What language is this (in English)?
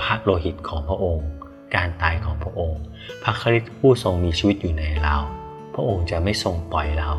Thai